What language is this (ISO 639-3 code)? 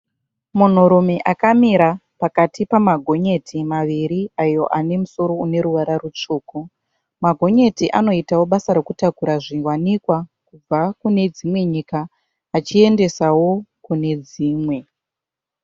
sna